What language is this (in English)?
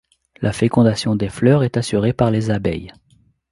French